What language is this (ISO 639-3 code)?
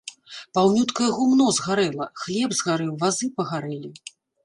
bel